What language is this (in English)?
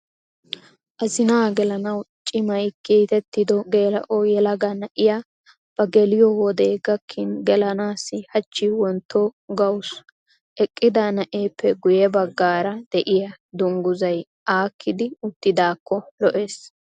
Wolaytta